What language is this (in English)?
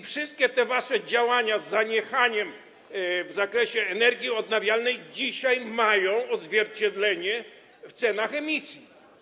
Polish